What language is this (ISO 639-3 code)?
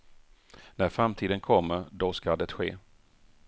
swe